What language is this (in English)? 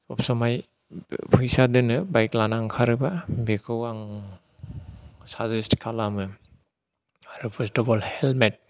Bodo